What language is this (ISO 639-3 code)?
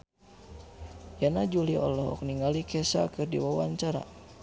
sun